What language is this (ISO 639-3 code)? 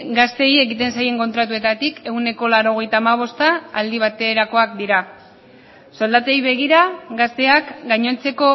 eus